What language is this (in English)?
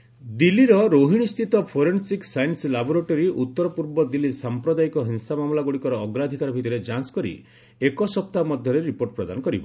Odia